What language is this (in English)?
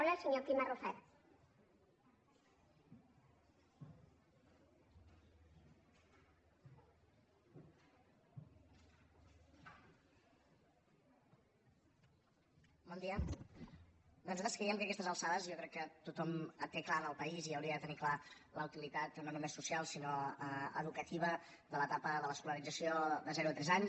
Catalan